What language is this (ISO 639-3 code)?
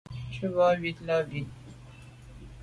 byv